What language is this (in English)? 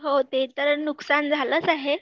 Marathi